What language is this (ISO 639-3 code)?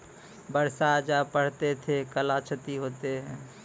mai